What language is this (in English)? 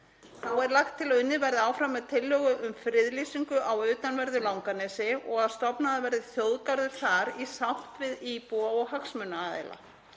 Icelandic